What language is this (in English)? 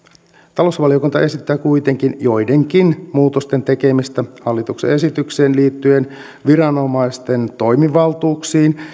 Finnish